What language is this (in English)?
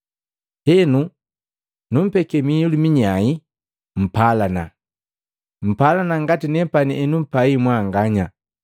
Matengo